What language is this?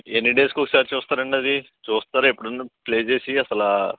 Telugu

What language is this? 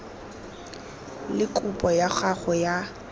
Tswana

